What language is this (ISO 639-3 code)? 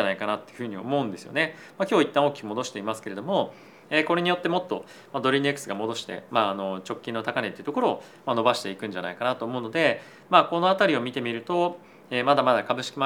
jpn